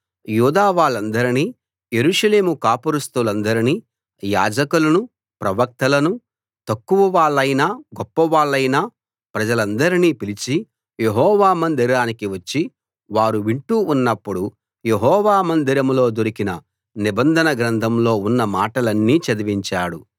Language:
Telugu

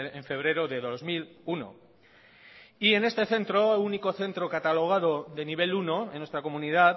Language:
Spanish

